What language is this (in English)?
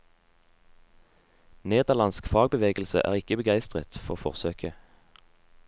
Norwegian